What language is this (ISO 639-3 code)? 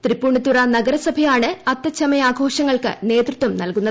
mal